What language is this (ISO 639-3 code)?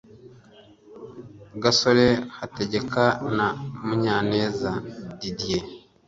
kin